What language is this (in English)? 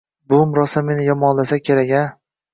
Uzbek